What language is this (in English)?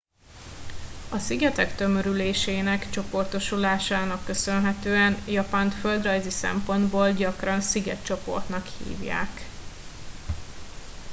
Hungarian